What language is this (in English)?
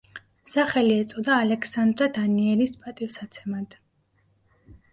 Georgian